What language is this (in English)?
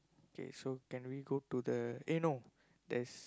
English